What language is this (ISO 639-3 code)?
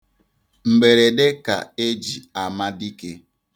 ibo